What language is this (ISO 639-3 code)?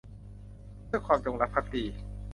tha